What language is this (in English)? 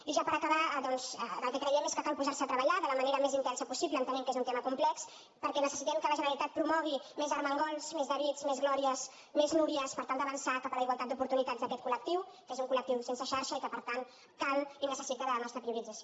Catalan